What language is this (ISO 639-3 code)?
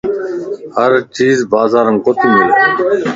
lss